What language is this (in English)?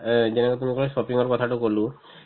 Assamese